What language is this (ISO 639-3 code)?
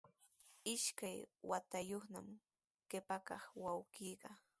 qws